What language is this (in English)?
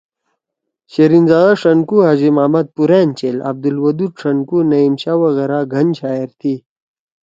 Torwali